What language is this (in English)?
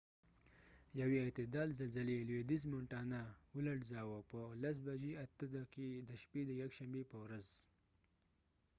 Pashto